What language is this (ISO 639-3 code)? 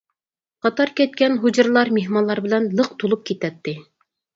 uig